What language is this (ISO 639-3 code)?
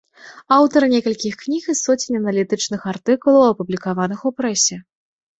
bel